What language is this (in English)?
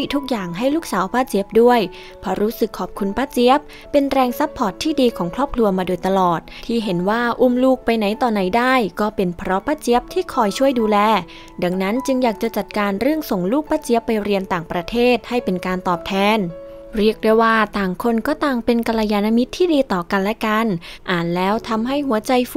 Thai